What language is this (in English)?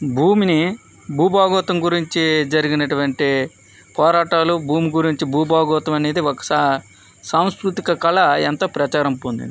Telugu